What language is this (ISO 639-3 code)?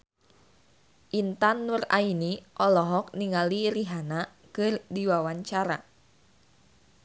sun